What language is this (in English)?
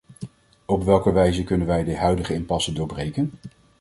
Dutch